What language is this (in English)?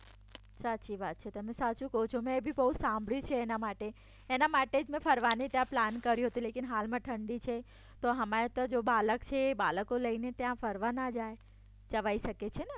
Gujarati